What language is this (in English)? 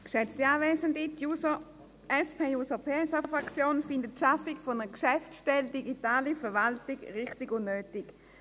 Swiss German